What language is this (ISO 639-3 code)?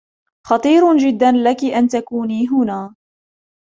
ara